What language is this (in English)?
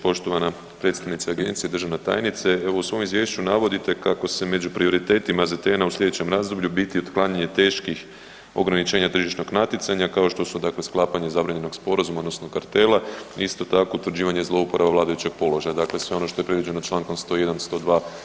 Croatian